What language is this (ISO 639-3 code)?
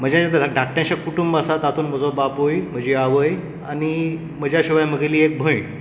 kok